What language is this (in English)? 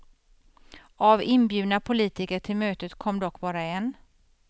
Swedish